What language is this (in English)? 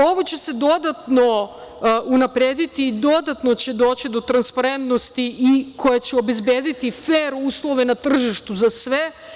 Serbian